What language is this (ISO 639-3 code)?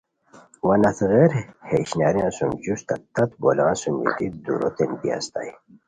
khw